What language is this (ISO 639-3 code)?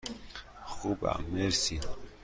fas